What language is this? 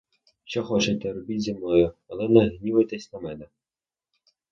Ukrainian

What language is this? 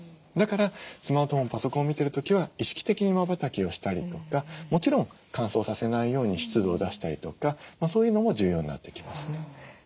Japanese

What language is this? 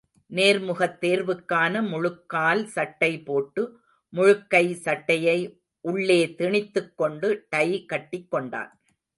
Tamil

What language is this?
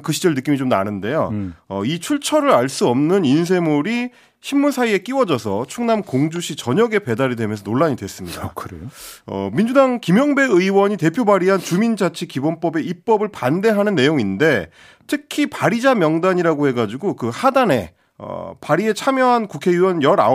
Korean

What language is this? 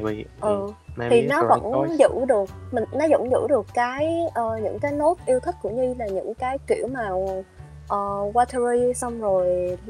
Vietnamese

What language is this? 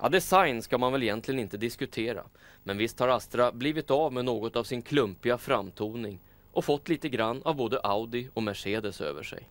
Swedish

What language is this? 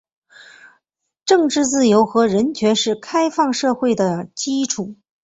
Chinese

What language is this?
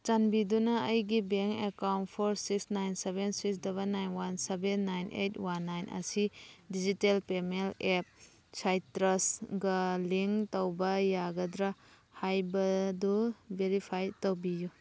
Manipuri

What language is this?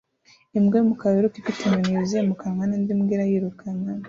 Kinyarwanda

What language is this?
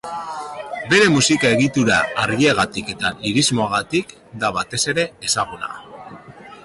Basque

